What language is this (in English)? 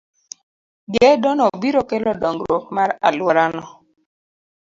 Luo (Kenya and Tanzania)